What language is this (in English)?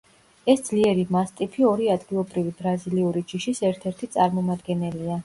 Georgian